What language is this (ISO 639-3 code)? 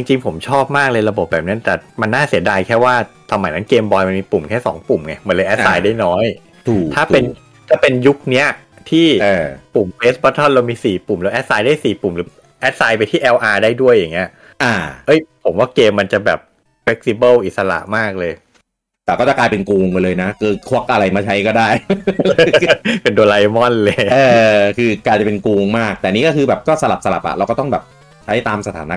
tha